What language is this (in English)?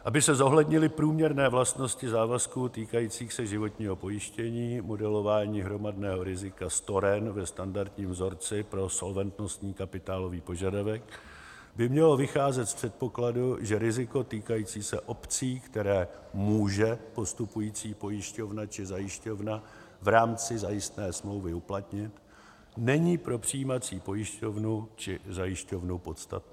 Czech